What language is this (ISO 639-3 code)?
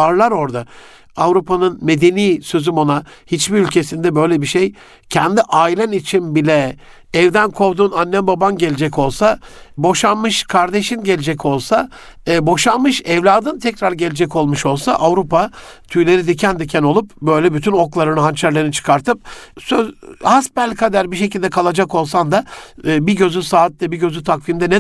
tur